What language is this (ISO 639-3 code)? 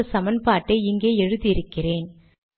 tam